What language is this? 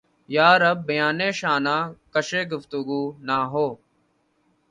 Urdu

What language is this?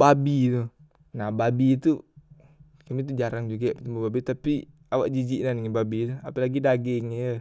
Musi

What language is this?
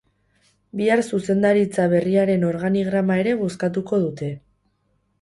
Basque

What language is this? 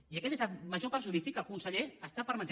Catalan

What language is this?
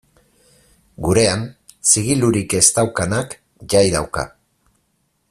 Basque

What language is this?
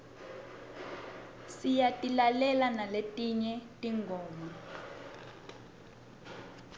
Swati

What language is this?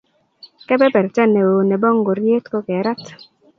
Kalenjin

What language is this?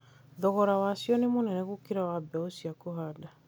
Kikuyu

